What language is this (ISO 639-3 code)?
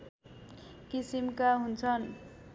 nep